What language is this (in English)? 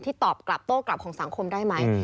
Thai